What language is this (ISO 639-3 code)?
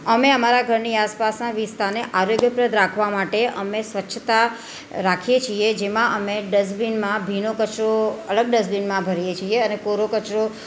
guj